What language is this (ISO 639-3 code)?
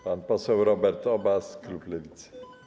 pol